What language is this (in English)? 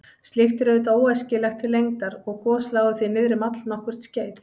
Icelandic